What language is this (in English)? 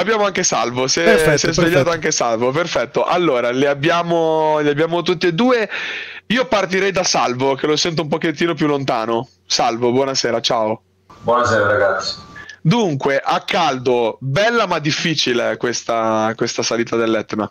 Italian